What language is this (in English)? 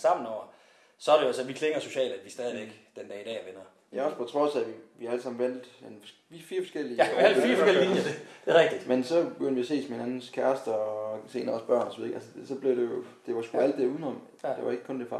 Danish